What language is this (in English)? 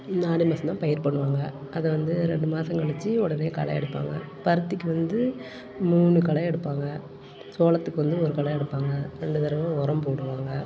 Tamil